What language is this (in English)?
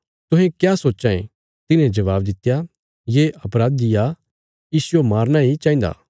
Bilaspuri